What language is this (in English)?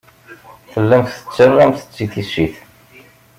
Kabyle